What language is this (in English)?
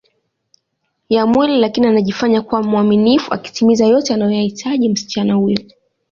Swahili